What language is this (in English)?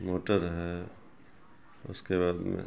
Urdu